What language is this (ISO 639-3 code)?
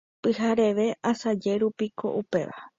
grn